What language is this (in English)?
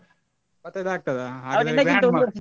Kannada